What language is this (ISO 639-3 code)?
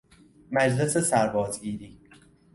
fas